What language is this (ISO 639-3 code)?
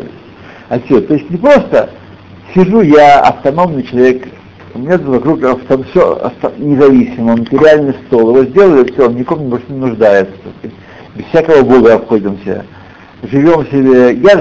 rus